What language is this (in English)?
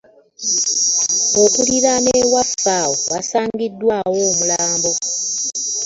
Ganda